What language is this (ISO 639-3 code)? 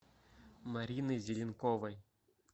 rus